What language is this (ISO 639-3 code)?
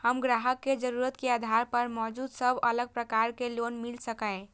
mai